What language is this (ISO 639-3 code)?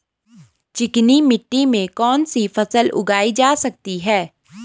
hin